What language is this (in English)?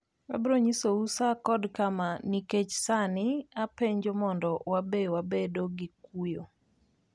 Luo (Kenya and Tanzania)